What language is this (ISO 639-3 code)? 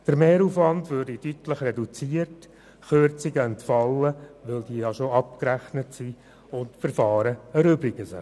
gsw